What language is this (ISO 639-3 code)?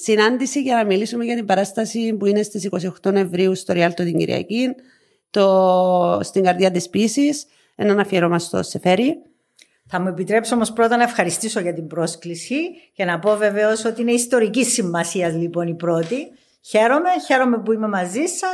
ell